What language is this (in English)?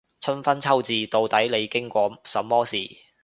Cantonese